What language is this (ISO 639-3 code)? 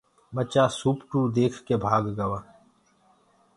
ggg